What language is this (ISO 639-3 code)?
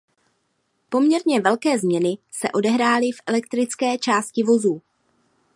ces